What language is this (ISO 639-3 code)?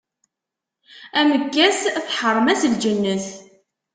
kab